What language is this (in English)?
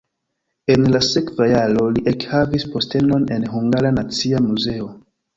Esperanto